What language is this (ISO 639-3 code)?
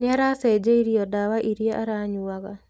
kik